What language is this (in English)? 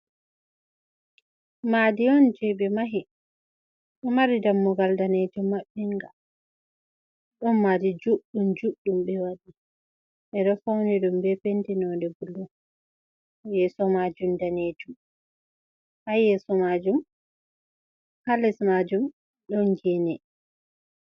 Fula